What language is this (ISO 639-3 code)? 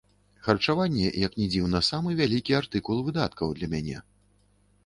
bel